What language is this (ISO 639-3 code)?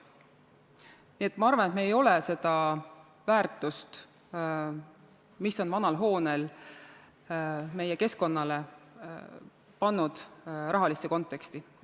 est